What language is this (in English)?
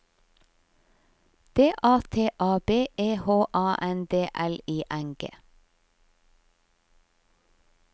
Norwegian